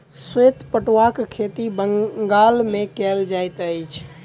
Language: Maithili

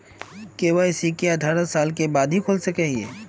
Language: Magahi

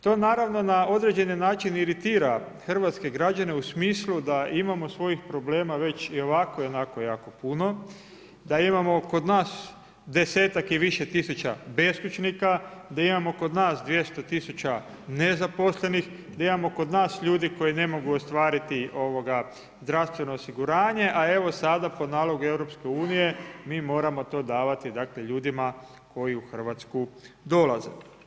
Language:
Croatian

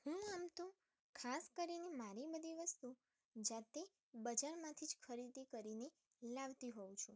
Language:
Gujarati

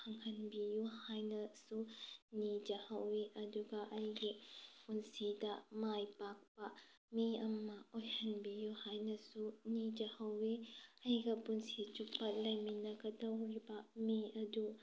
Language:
Manipuri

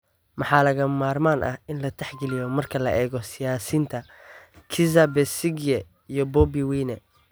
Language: Somali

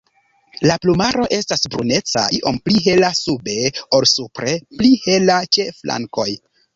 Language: Esperanto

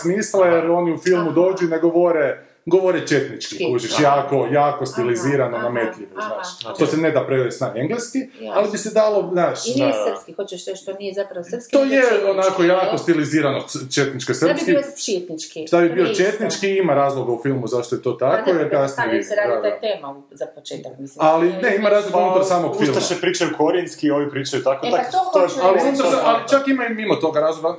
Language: Croatian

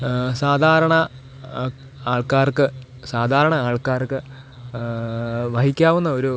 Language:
Malayalam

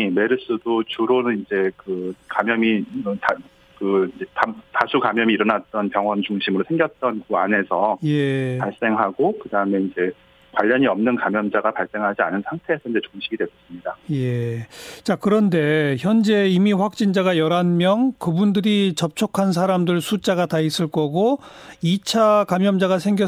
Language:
Korean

